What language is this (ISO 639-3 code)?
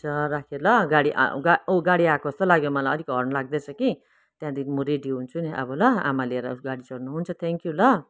nep